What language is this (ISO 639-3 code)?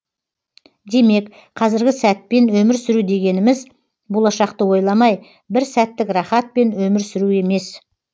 kaz